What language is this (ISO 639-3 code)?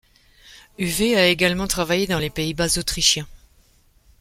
fra